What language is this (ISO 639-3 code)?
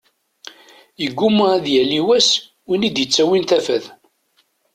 kab